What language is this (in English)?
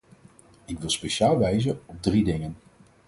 Dutch